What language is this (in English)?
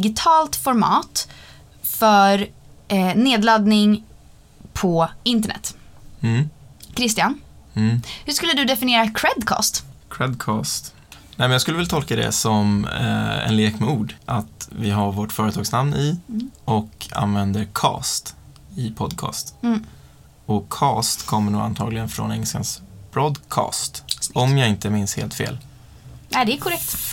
Swedish